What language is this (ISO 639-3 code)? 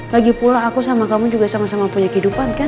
ind